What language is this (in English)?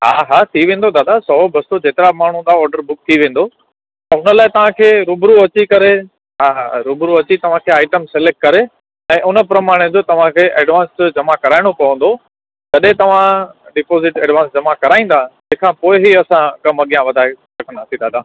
Sindhi